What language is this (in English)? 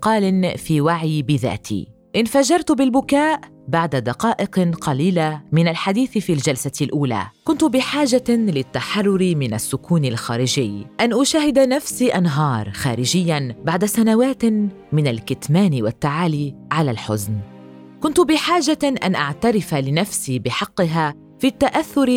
Arabic